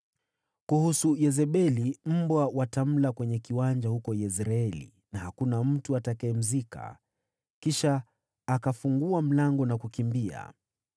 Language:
Swahili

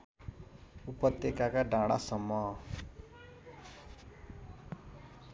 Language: Nepali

